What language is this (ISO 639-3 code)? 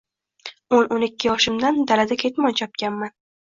uzb